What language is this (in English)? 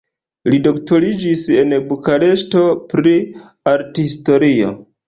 Esperanto